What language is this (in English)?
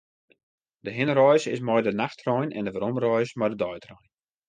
Western Frisian